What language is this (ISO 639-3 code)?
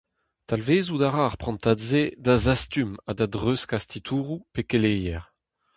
bre